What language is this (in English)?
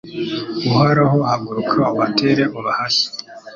Kinyarwanda